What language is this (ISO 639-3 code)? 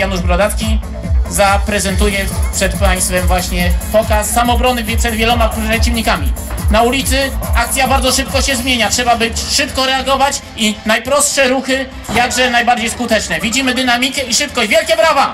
pol